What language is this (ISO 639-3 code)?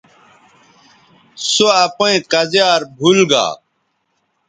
btv